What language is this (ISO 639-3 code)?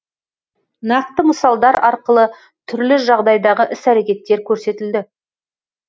kaz